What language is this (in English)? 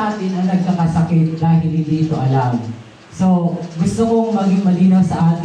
Filipino